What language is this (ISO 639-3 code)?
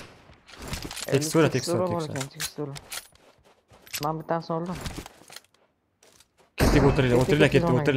tur